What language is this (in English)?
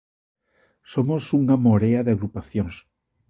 Galician